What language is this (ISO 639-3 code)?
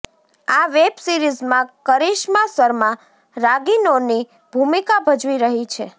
guj